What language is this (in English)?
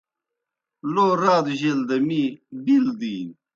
Kohistani Shina